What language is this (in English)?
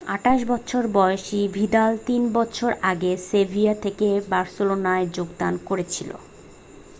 Bangla